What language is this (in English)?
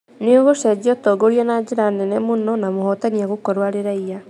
Kikuyu